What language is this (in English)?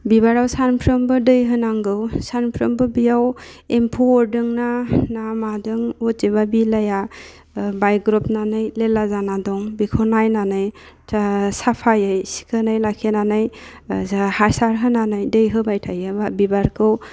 Bodo